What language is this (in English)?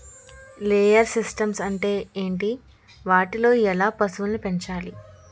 Telugu